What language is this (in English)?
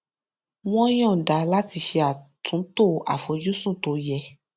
Yoruba